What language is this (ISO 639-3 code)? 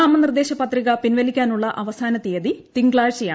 mal